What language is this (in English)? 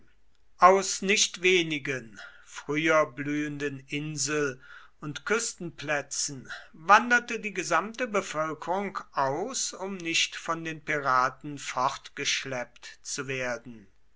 German